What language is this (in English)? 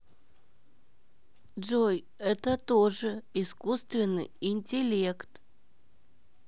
Russian